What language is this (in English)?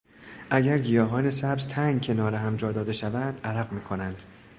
Persian